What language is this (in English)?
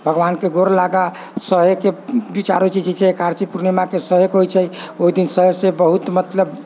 Maithili